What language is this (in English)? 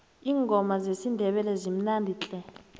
South Ndebele